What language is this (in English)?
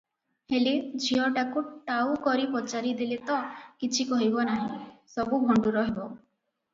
Odia